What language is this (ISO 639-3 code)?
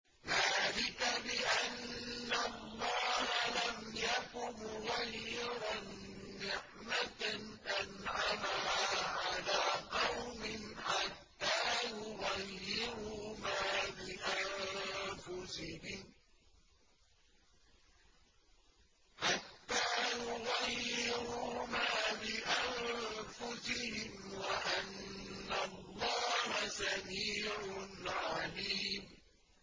ara